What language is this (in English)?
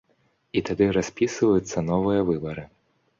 Belarusian